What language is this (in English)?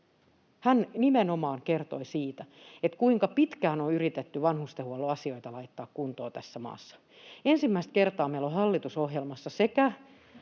Finnish